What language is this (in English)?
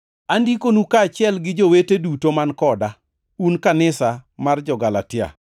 Luo (Kenya and Tanzania)